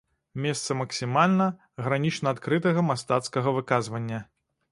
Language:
Belarusian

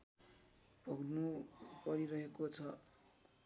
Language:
Nepali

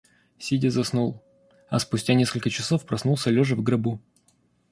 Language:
Russian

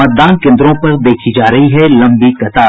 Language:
Hindi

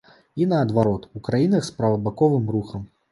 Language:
Belarusian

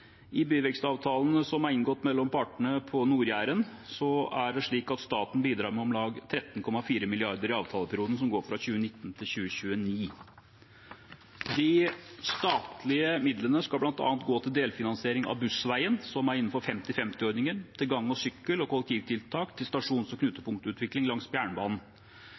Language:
Norwegian Bokmål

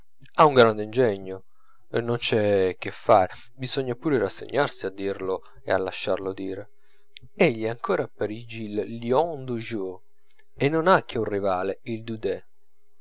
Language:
Italian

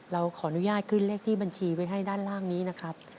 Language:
Thai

